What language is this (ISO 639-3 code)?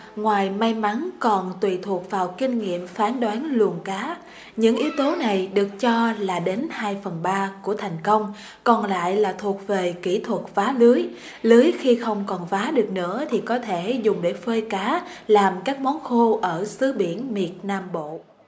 vie